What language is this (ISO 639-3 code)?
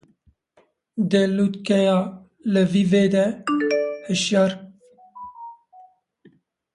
kur